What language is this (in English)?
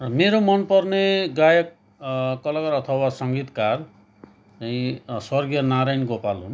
Nepali